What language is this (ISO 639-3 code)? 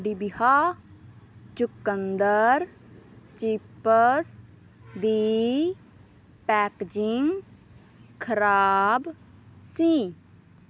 pan